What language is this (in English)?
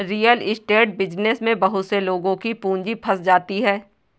Hindi